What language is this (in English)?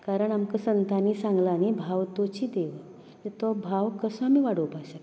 Konkani